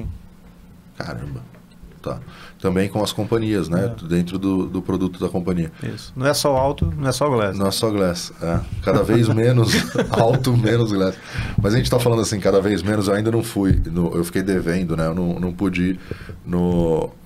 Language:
Portuguese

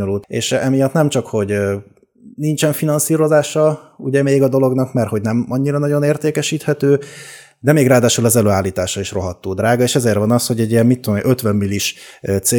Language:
Hungarian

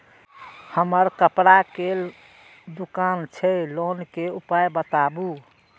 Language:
Maithili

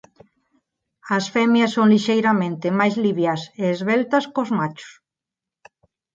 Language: Galician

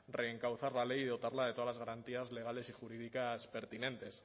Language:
Spanish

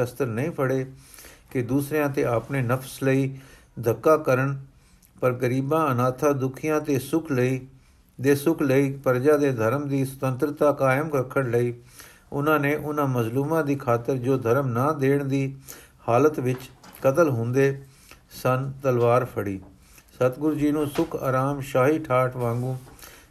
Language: Punjabi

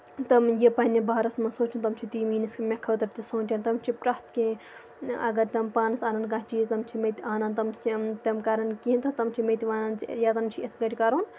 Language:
Kashmiri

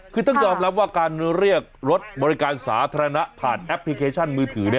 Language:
Thai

